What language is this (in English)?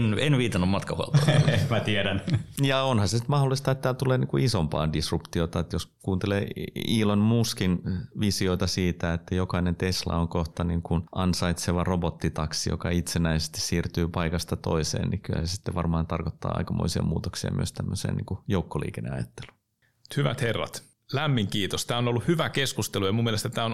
Finnish